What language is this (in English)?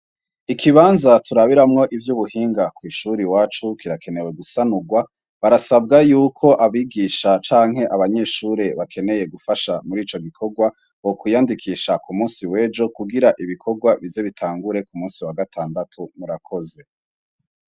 Rundi